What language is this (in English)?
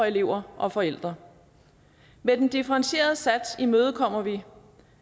Danish